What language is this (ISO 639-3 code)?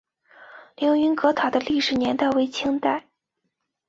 zho